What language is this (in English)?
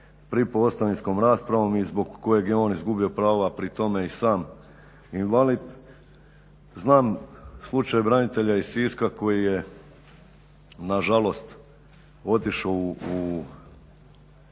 Croatian